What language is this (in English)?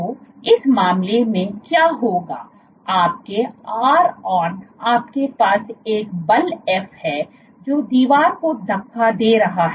Hindi